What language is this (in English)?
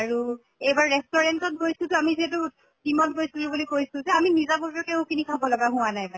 Assamese